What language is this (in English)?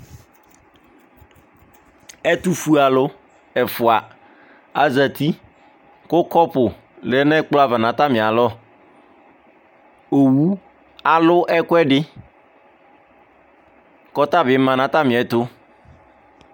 Ikposo